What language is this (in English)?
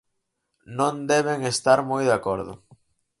Galician